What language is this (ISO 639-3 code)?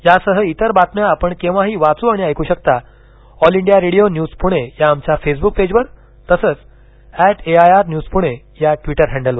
mar